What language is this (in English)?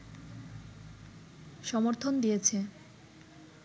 Bangla